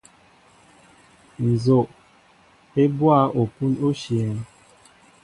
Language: Mbo (Cameroon)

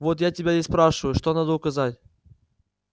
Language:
Russian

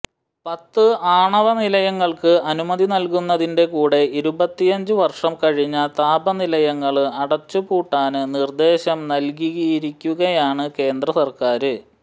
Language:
Malayalam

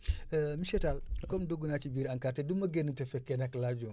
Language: Wolof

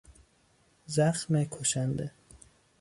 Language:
Persian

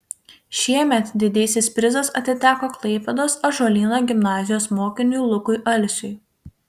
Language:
Lithuanian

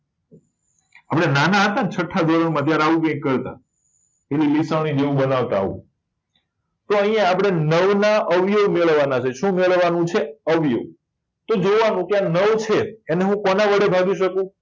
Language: Gujarati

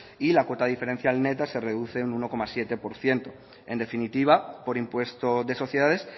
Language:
Spanish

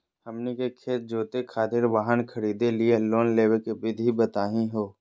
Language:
Magahi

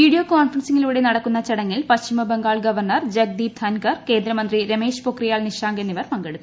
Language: Malayalam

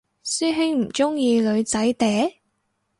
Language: Cantonese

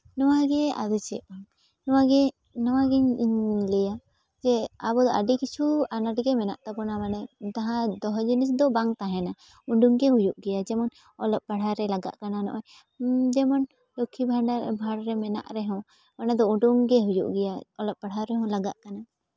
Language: Santali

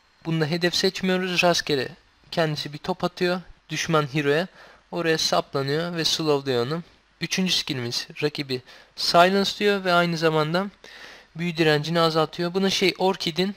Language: Turkish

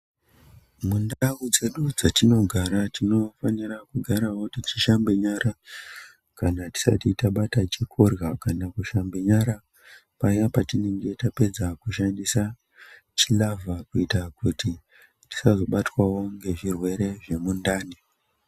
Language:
Ndau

